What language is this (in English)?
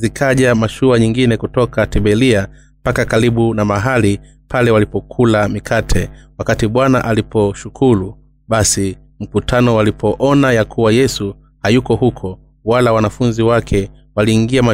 Swahili